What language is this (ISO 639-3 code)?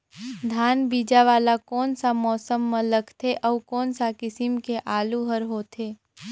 hne